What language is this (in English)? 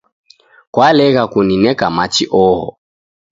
Taita